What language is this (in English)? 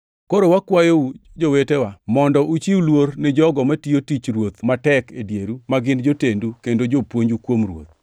Luo (Kenya and Tanzania)